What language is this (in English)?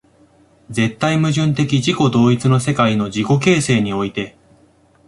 Japanese